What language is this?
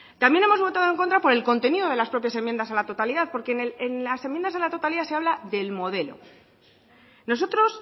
Spanish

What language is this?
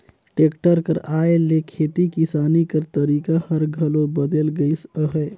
Chhattisgarhi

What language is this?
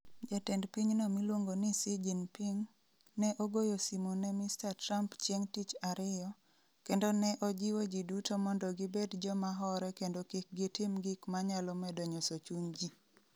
Luo (Kenya and Tanzania)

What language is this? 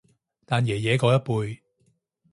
Cantonese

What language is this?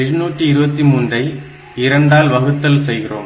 Tamil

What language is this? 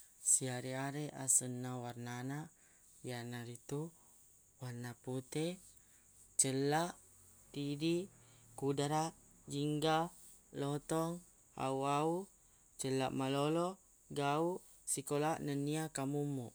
Buginese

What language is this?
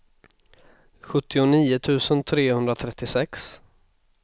Swedish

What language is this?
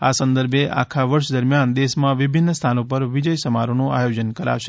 Gujarati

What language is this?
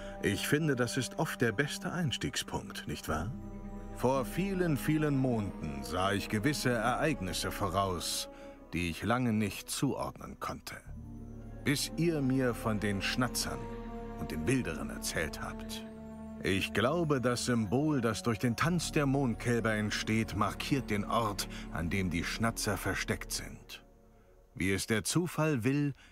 German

